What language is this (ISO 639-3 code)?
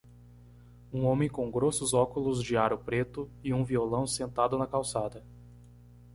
por